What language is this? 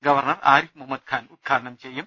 Malayalam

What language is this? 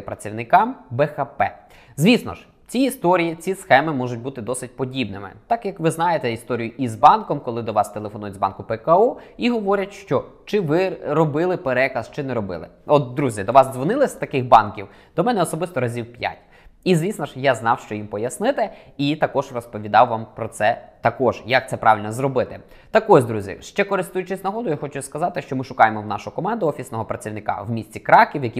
Ukrainian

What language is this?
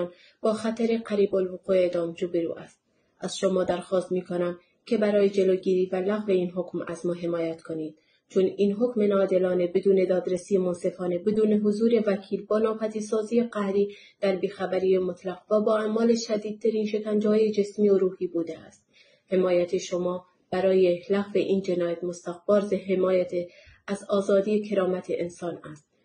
Persian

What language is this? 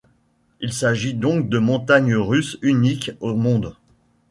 French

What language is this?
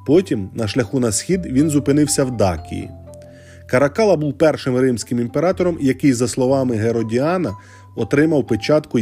Ukrainian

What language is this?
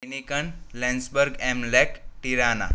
Gujarati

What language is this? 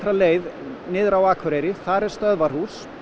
Icelandic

